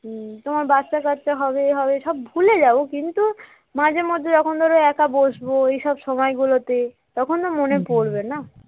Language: Bangla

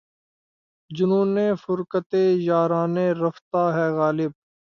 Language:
Urdu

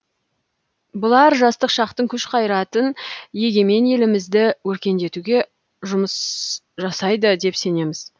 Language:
Kazakh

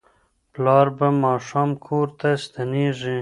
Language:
Pashto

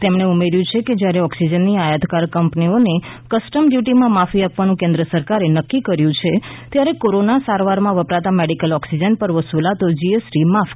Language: Gujarati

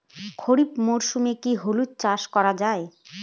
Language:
Bangla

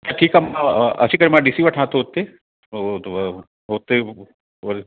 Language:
Sindhi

